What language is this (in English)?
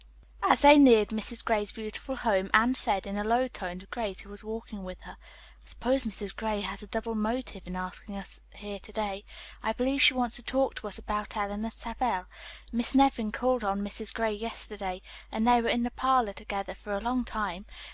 English